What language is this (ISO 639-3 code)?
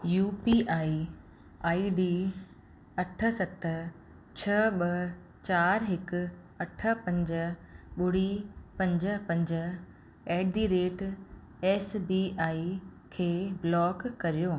snd